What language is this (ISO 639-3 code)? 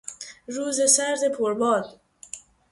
fas